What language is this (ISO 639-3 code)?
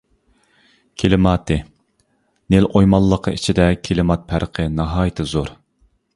uig